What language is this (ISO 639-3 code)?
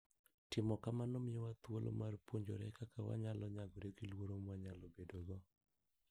luo